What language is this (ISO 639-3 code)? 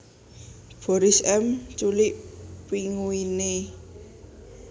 jav